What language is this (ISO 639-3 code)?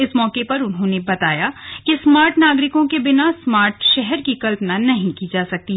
hin